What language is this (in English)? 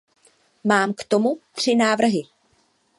Czech